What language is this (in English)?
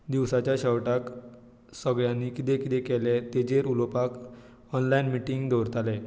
Konkani